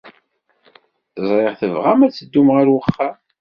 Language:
Kabyle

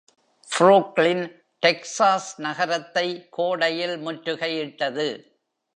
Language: Tamil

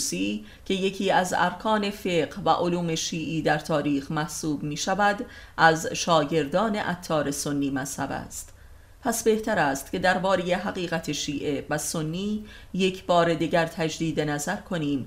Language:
Persian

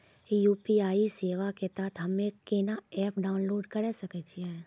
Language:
Maithili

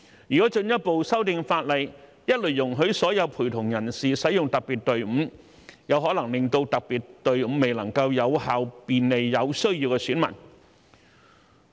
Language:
Cantonese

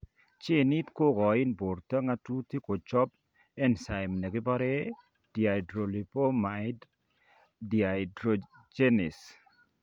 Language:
Kalenjin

